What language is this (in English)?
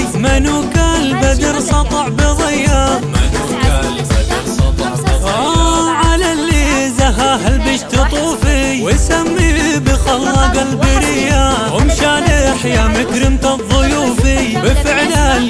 Arabic